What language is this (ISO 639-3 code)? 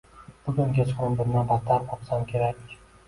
uzb